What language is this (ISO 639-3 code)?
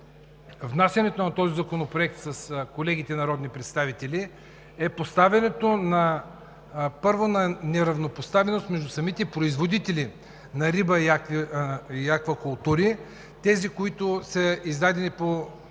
bul